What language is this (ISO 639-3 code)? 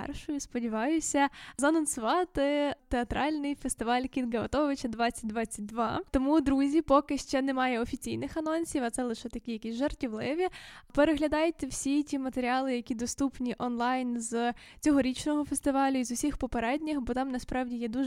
ukr